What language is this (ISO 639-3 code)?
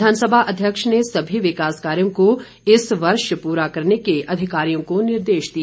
hin